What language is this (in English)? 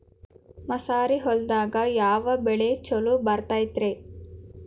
Kannada